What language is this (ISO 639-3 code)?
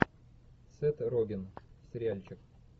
rus